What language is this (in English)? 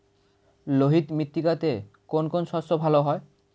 Bangla